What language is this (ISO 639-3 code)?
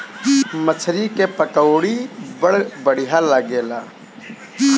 bho